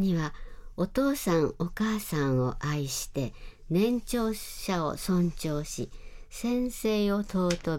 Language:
Japanese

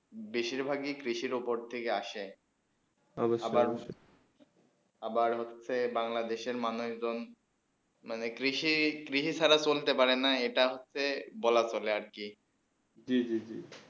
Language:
Bangla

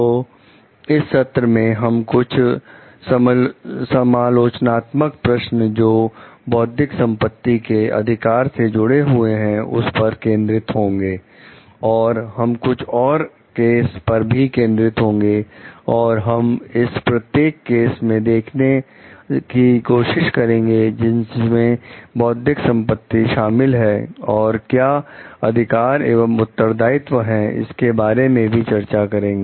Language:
Hindi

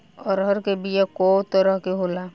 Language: Bhojpuri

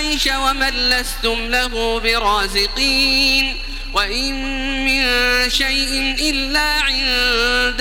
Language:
Arabic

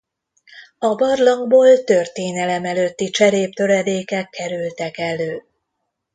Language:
Hungarian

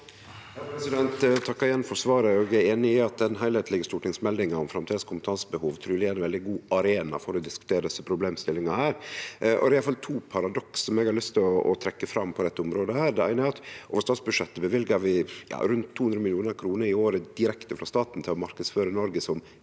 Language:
Norwegian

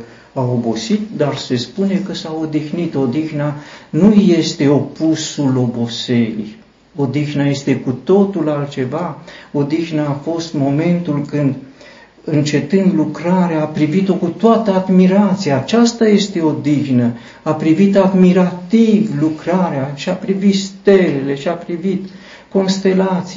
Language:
Romanian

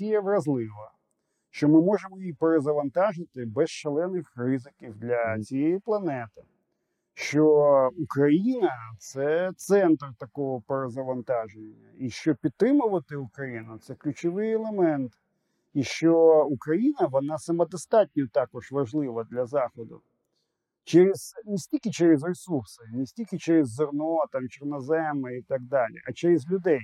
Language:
Ukrainian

